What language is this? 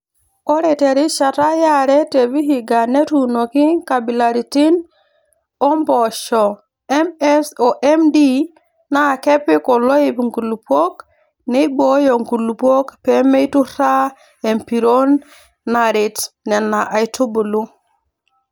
Masai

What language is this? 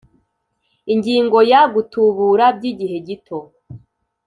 Kinyarwanda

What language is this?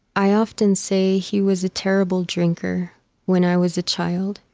English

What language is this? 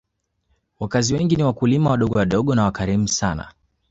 Swahili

